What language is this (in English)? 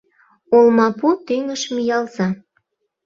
Mari